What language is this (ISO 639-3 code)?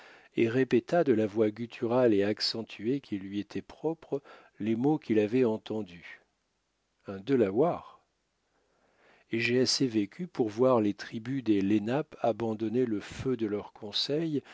fra